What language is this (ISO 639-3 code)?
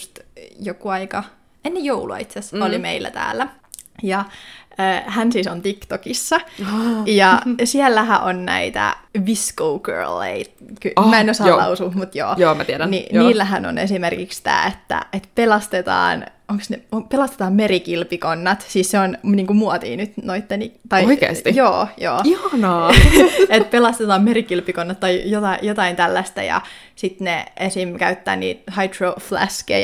fin